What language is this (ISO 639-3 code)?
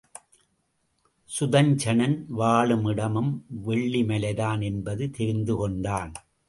tam